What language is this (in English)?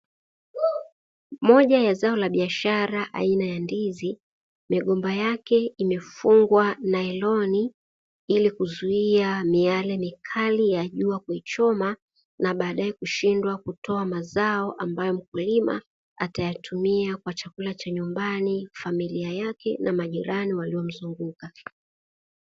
Swahili